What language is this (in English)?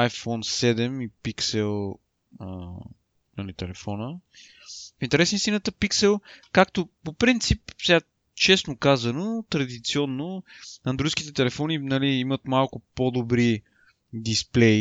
Bulgarian